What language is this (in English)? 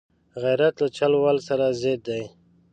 Pashto